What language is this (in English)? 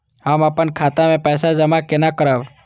Maithili